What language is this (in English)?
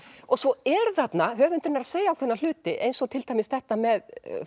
Icelandic